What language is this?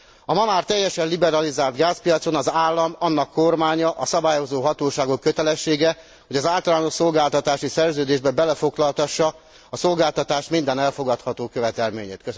Hungarian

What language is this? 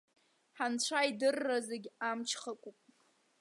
Abkhazian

